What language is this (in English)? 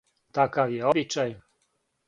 Serbian